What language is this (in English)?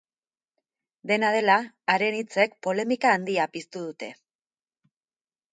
Basque